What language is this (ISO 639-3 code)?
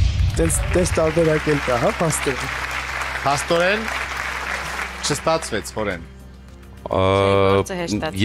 ron